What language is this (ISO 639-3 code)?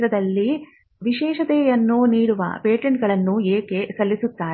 kan